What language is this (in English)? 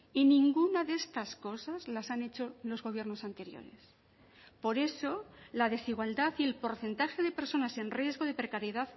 Spanish